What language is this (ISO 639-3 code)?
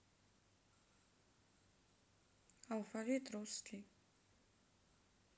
rus